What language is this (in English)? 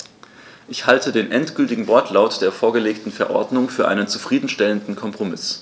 German